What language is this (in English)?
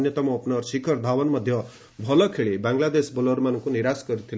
Odia